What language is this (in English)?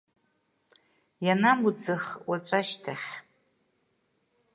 Abkhazian